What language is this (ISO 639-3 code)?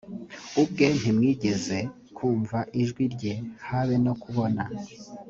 kin